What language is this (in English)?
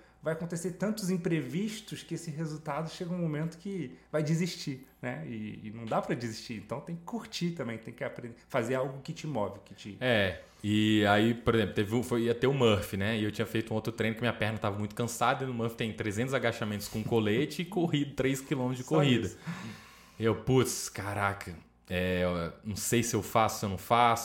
Portuguese